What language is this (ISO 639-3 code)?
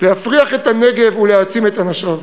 heb